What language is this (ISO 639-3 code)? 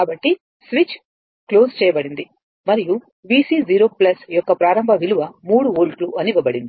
tel